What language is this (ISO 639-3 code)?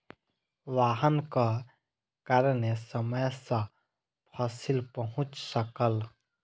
mai